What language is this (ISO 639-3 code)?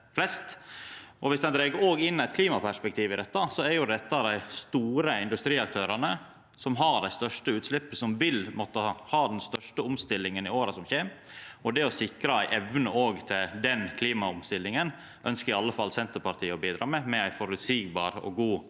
nor